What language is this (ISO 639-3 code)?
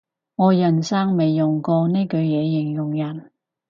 yue